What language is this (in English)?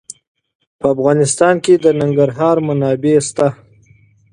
Pashto